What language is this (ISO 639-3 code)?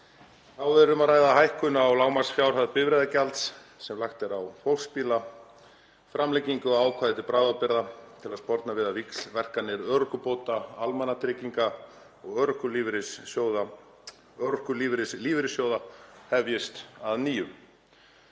isl